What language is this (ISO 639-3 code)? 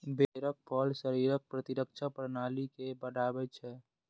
mai